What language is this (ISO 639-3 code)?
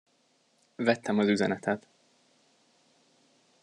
hun